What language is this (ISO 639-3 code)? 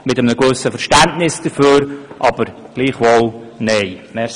gsw